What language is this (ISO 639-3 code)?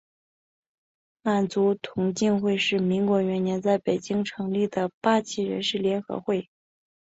zho